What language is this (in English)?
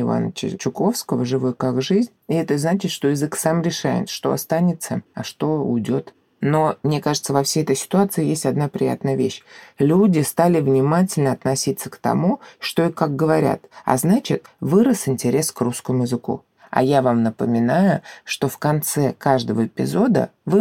Russian